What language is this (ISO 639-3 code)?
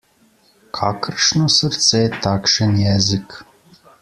slv